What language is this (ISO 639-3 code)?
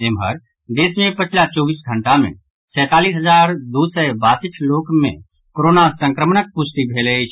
mai